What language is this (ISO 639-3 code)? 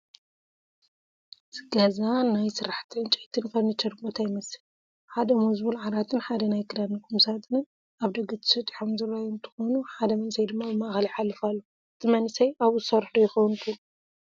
tir